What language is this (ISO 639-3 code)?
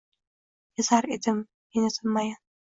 uzb